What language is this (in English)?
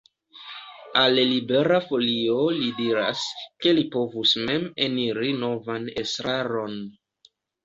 Esperanto